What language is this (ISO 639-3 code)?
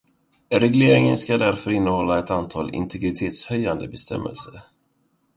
swe